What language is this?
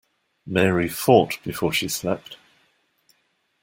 English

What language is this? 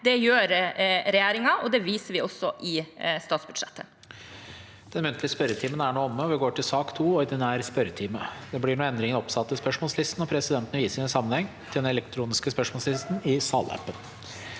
Norwegian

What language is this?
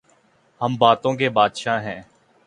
Urdu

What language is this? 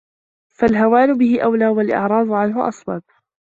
Arabic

